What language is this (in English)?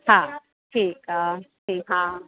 Sindhi